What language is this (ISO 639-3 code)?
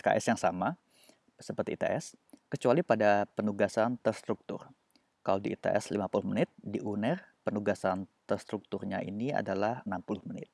ind